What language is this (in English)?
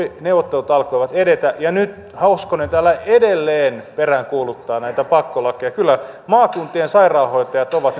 Finnish